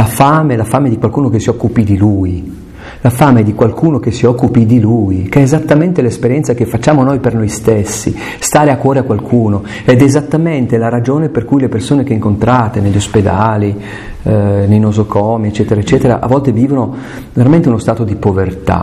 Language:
Italian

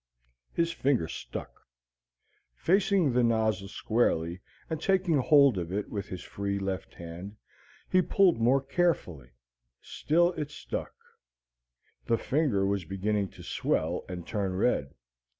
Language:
English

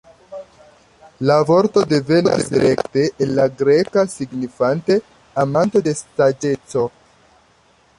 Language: Esperanto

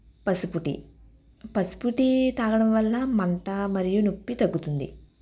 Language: Telugu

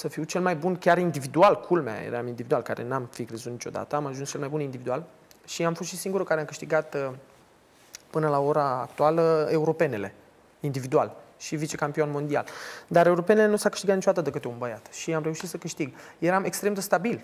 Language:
Romanian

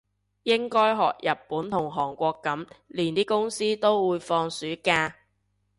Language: Cantonese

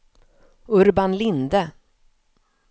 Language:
Swedish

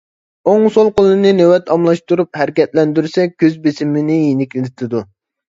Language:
Uyghur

